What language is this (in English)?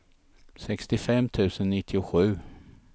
Swedish